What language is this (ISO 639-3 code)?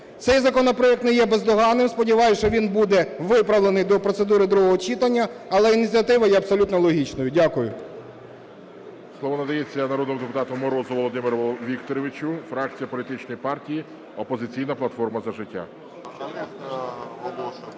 ukr